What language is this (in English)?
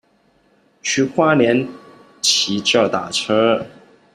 Chinese